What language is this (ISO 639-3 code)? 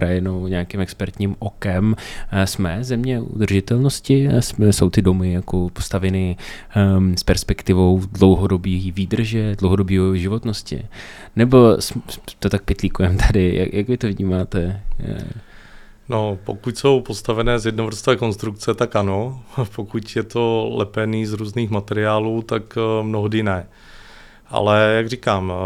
ces